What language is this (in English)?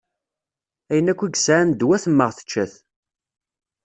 Kabyle